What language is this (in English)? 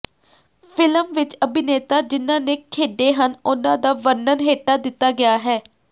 Punjabi